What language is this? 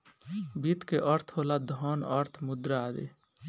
Bhojpuri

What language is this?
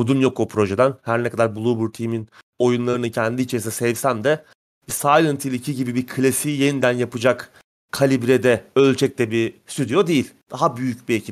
Turkish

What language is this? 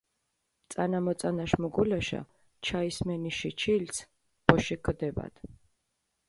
Mingrelian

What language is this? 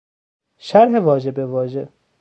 Persian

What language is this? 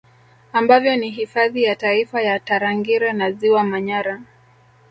Swahili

